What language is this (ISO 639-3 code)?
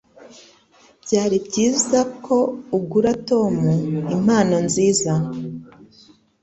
kin